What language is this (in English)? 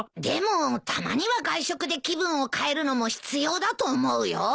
Japanese